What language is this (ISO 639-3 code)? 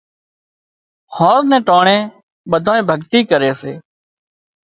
kxp